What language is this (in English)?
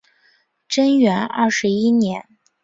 Chinese